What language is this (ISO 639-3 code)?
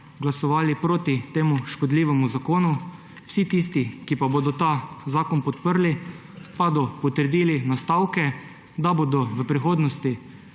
slv